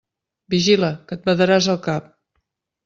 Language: Catalan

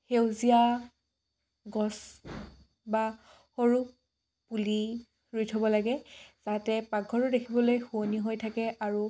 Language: Assamese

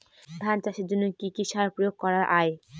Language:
Bangla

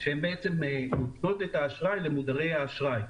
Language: Hebrew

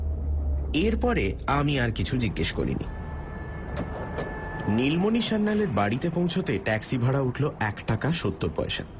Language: Bangla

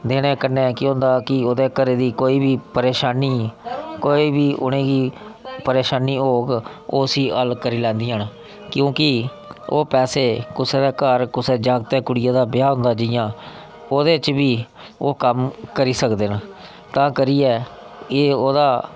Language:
Dogri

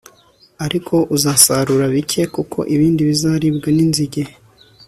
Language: Kinyarwanda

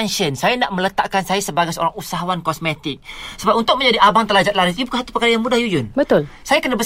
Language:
Malay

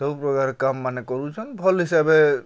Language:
Odia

